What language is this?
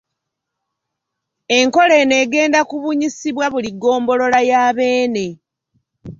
Ganda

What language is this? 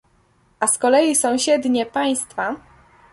Polish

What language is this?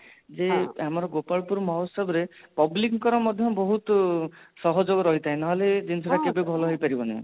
Odia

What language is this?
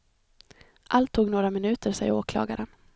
Swedish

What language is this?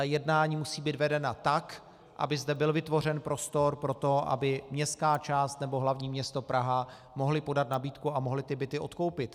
Czech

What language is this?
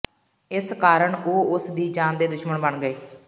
Punjabi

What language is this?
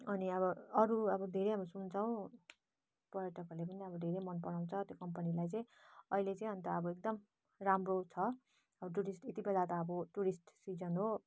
Nepali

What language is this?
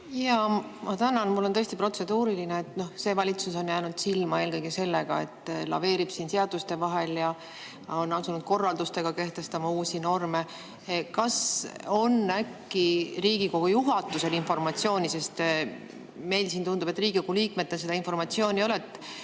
Estonian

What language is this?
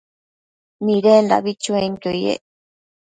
Matsés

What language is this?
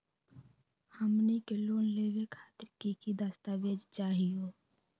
Magahi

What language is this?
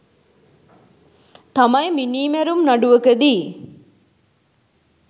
Sinhala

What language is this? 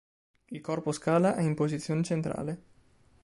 Italian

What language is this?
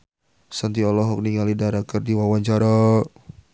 Sundanese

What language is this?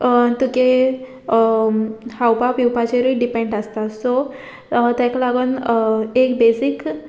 Konkani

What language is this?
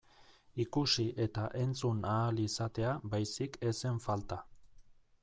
Basque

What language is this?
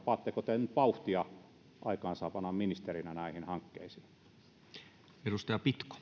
Finnish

